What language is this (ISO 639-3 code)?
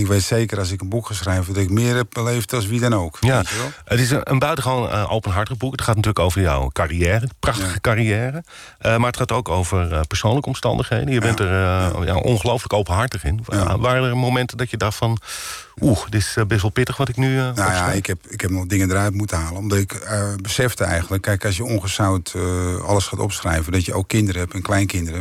nld